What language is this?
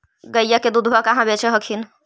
Magahi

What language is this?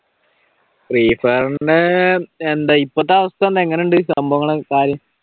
Malayalam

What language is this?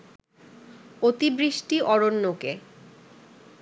Bangla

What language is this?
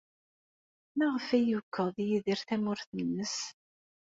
Kabyle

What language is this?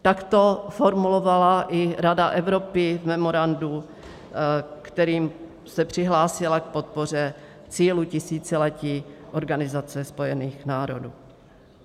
Czech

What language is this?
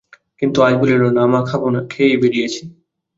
Bangla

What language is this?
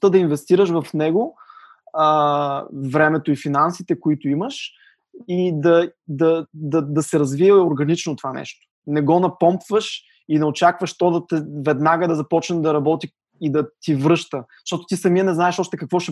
Bulgarian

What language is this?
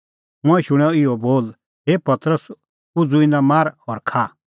Kullu Pahari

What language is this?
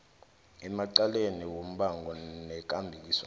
South Ndebele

